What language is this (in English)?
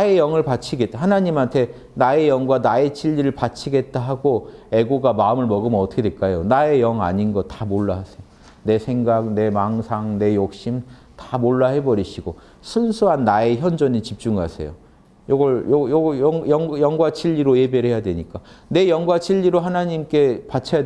Korean